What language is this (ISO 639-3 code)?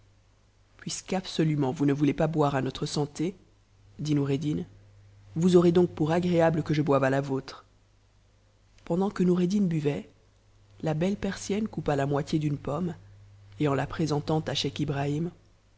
fra